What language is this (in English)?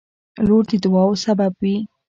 Pashto